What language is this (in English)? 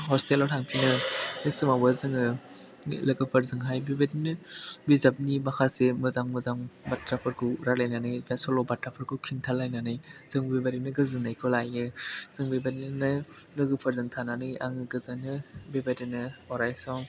Bodo